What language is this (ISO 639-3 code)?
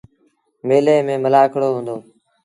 sbn